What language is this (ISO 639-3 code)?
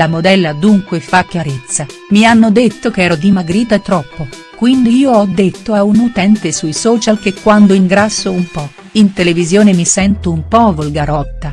ita